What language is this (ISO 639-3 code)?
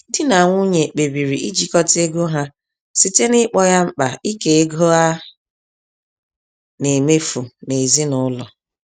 ibo